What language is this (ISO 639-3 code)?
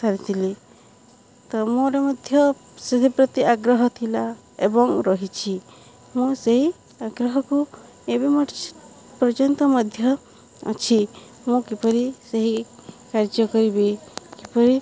ori